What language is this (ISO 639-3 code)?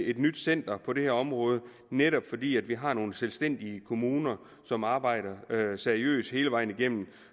dan